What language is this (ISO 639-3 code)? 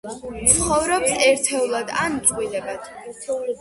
kat